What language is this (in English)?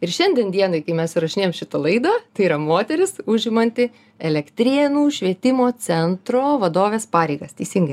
Lithuanian